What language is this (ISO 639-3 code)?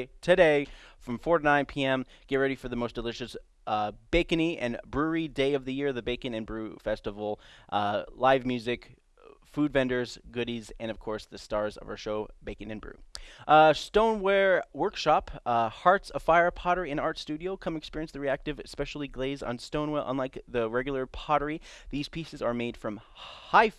eng